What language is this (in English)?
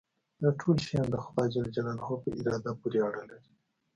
Pashto